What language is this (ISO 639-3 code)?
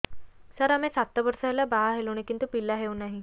ori